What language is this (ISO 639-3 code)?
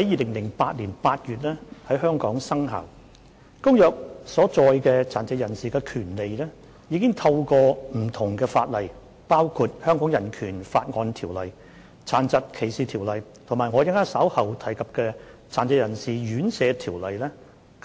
yue